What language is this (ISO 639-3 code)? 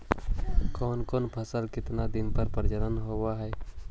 mag